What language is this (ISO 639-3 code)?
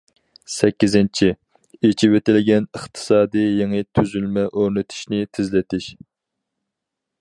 uig